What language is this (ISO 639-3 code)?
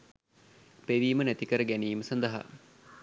sin